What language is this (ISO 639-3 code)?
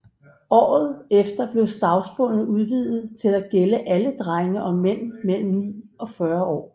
dan